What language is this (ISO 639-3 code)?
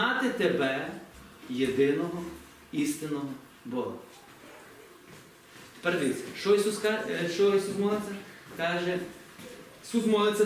ukr